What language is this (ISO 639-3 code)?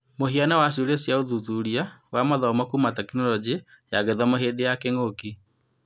kik